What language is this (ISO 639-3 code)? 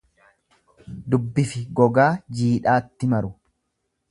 orm